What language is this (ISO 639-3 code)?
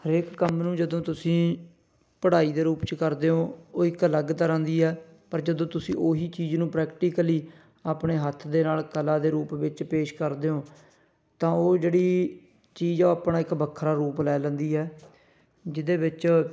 pan